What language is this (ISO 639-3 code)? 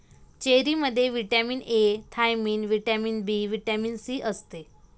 mar